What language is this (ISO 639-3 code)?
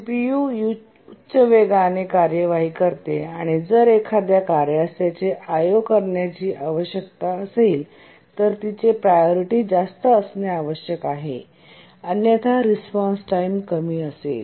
mar